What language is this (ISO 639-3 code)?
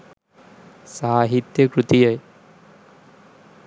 sin